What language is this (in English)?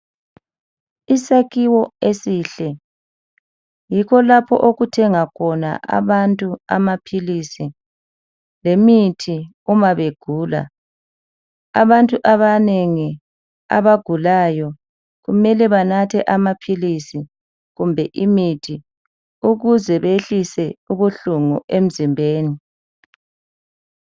North Ndebele